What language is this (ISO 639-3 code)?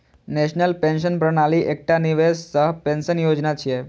mai